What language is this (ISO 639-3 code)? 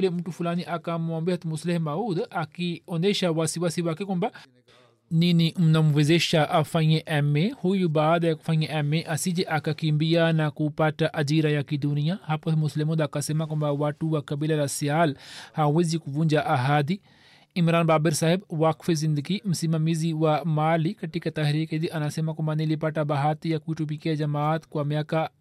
swa